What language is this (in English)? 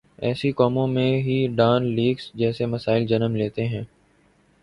Urdu